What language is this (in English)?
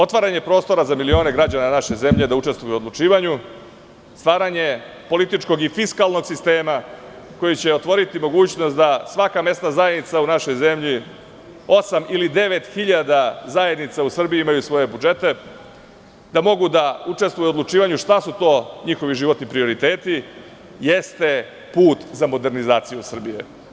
Serbian